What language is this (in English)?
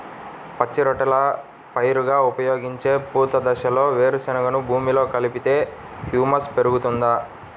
Telugu